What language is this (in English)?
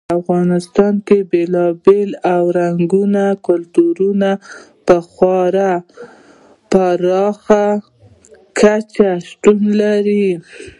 Pashto